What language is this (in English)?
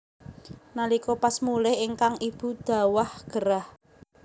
Javanese